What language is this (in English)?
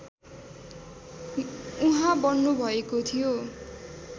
Nepali